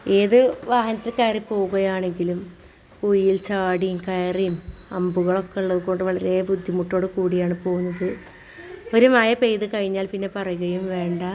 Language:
Malayalam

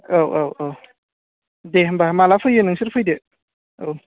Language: Bodo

